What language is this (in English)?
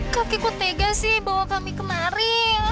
Indonesian